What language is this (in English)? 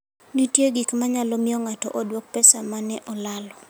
Luo (Kenya and Tanzania)